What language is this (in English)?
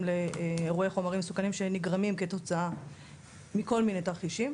Hebrew